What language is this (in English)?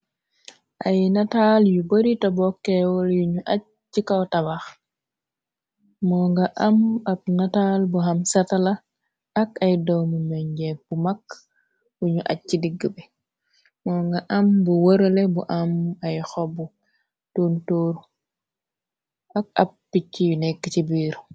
Wolof